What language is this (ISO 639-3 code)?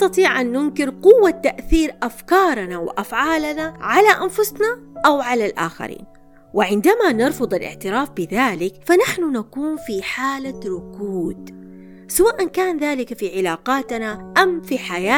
ara